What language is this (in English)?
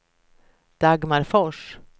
Swedish